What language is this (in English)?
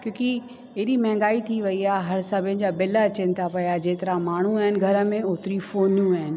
Sindhi